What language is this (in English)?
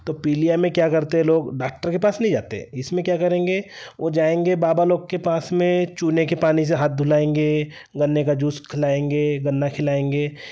Hindi